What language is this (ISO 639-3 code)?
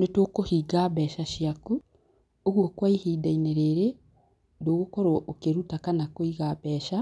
kik